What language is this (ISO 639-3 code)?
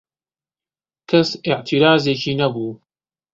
ckb